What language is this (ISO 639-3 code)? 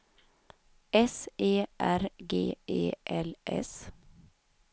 swe